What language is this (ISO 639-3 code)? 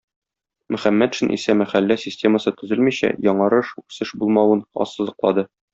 tat